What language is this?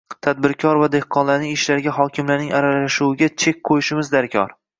Uzbek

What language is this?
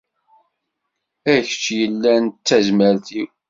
Kabyle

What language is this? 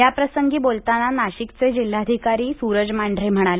Marathi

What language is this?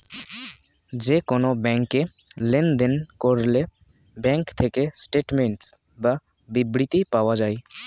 Bangla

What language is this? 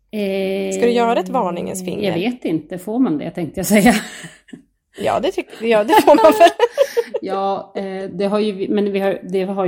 Swedish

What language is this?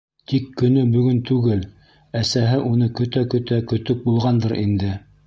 Bashkir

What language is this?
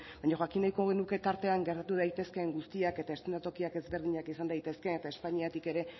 Basque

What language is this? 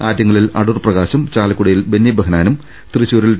Malayalam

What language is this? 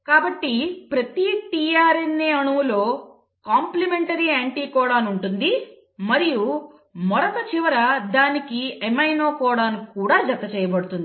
Telugu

